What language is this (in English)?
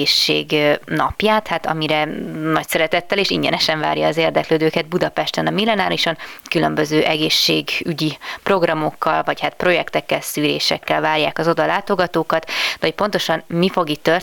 Hungarian